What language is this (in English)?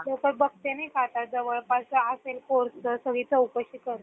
Marathi